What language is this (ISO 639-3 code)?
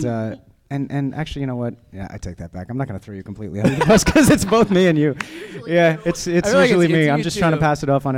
eng